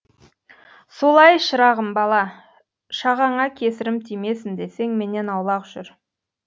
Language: Kazakh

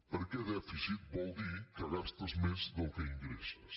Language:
Catalan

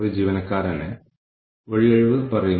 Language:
Malayalam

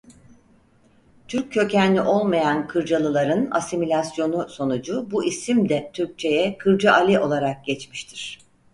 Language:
Turkish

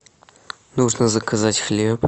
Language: Russian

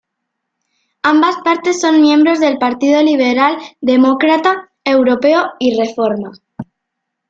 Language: Spanish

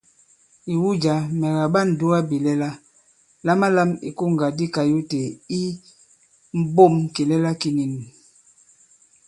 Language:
Bankon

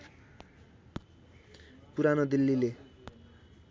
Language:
Nepali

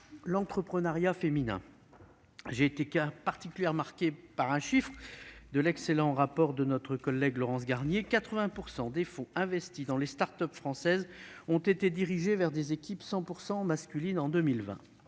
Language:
French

